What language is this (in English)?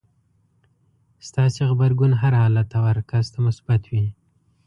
Pashto